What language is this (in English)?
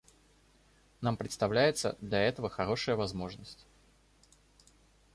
Russian